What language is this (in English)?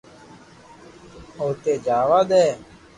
Loarki